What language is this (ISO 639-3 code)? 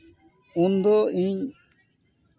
sat